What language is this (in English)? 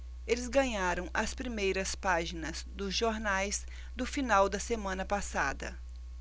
Portuguese